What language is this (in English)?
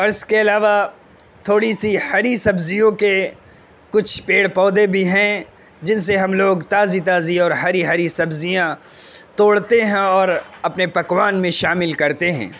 Urdu